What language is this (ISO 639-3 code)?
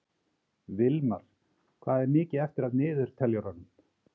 isl